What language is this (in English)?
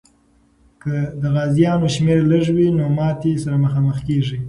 Pashto